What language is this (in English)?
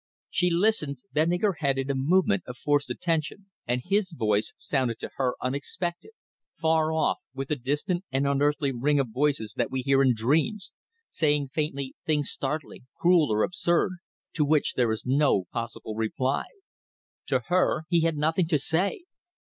English